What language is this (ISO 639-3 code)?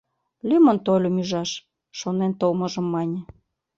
chm